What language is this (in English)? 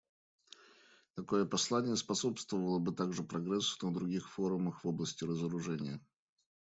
Russian